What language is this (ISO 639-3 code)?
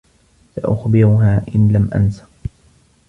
ara